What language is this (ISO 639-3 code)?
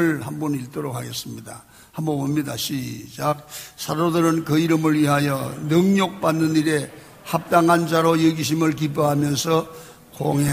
kor